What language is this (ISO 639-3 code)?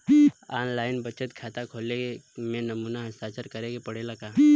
bho